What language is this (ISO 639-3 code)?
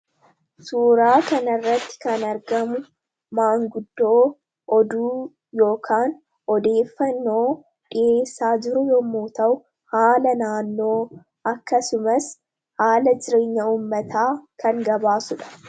orm